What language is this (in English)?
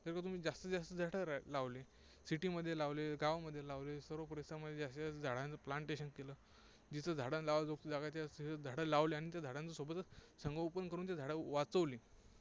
Marathi